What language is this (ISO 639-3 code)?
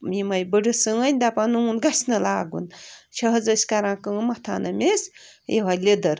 kas